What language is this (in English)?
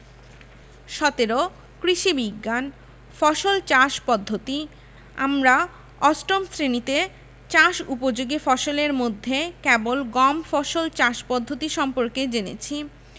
Bangla